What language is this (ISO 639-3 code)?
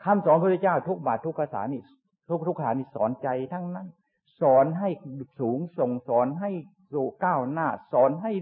tha